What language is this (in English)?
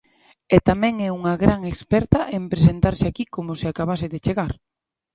Galician